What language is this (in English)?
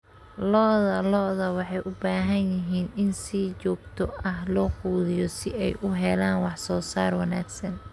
Somali